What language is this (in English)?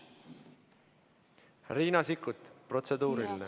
Estonian